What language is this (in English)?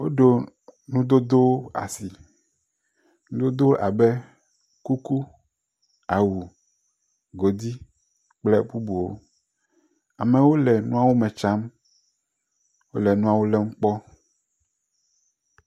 Ewe